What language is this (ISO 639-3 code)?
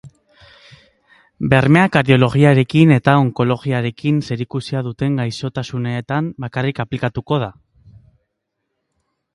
eus